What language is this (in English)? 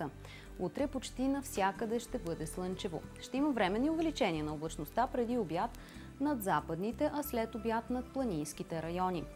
Bulgarian